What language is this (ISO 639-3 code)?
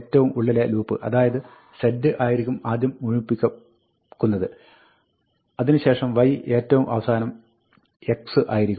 mal